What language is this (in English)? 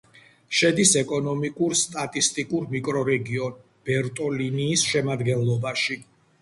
Georgian